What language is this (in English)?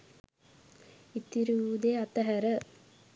Sinhala